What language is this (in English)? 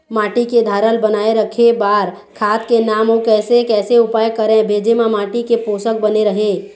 Chhattisgarhi